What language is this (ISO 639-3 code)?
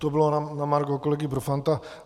ces